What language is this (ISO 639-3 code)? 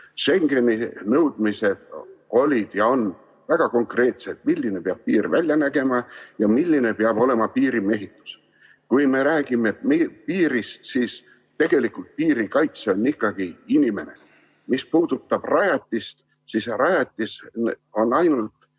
est